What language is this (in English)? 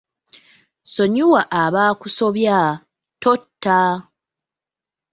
Ganda